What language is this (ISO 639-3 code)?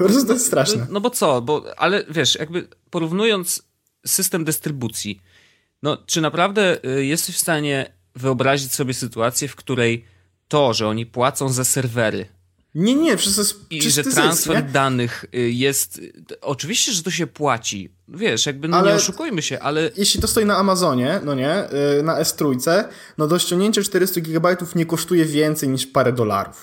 pol